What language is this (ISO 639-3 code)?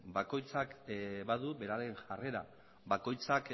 eus